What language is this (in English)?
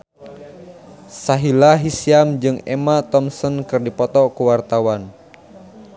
Sundanese